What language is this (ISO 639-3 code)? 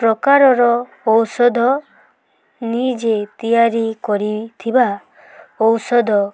ori